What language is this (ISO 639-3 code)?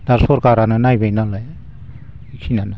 brx